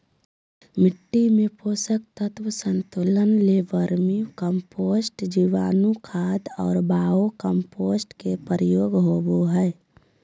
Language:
Magahi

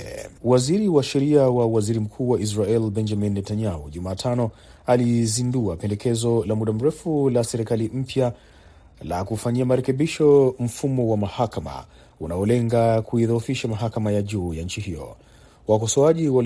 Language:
Swahili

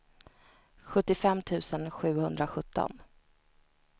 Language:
Swedish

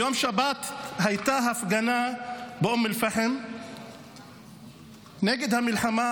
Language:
Hebrew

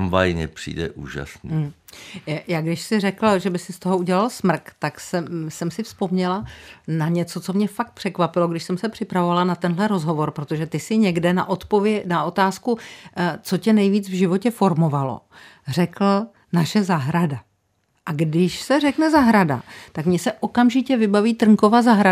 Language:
Czech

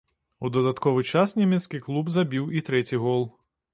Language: Belarusian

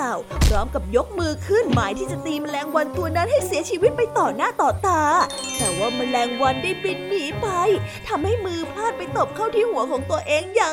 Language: Thai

